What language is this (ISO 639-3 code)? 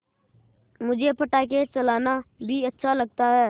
hin